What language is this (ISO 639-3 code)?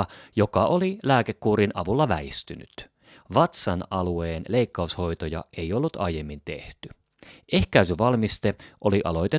fin